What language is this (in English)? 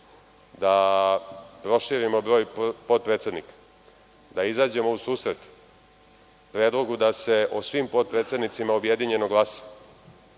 Serbian